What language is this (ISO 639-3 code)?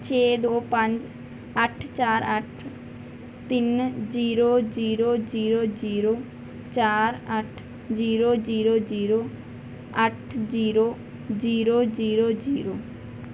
pan